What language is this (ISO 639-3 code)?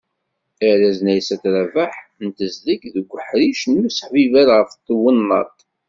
kab